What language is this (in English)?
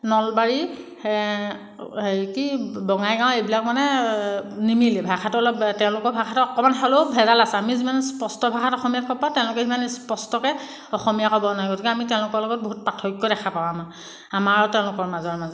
Assamese